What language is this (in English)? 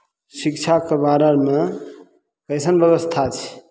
Maithili